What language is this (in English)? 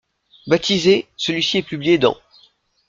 French